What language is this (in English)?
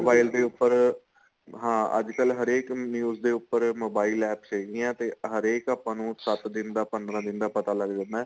Punjabi